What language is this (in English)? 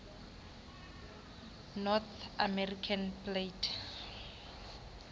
Xhosa